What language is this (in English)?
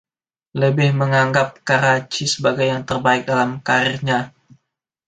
Indonesian